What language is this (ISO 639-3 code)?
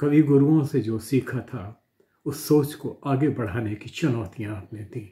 hin